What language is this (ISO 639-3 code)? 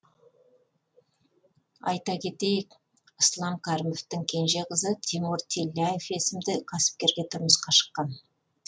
kaz